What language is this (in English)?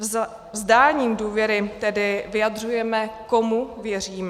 Czech